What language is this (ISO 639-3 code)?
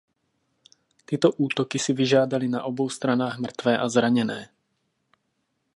ces